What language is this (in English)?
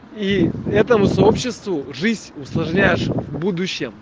Russian